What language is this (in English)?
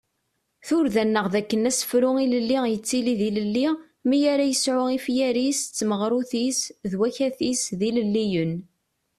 Kabyle